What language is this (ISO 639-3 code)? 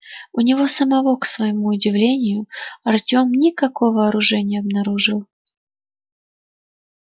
rus